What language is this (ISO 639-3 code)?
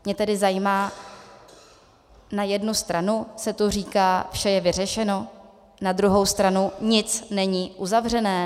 ces